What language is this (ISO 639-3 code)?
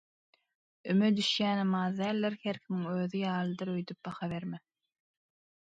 tuk